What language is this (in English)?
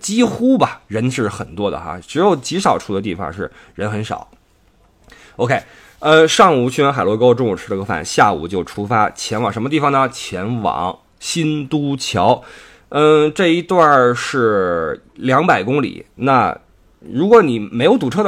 Chinese